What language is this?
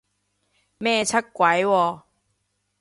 Cantonese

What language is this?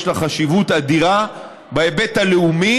Hebrew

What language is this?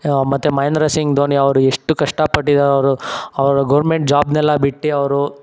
Kannada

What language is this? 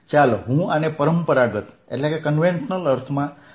Gujarati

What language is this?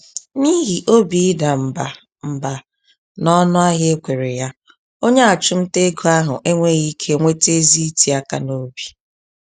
Igbo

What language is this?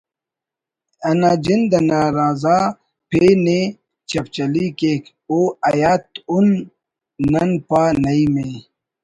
Brahui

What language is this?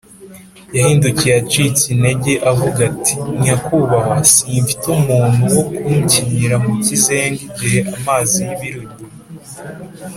Kinyarwanda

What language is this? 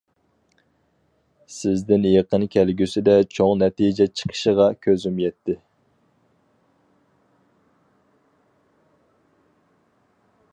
Uyghur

